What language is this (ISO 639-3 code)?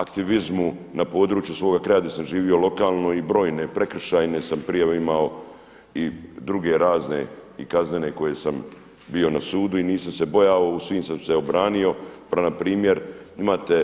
hrv